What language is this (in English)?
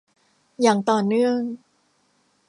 Thai